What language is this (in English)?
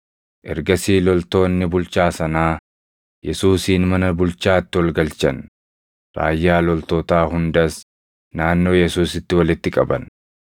Oromo